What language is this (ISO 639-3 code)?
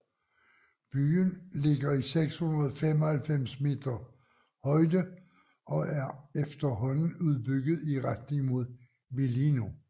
dan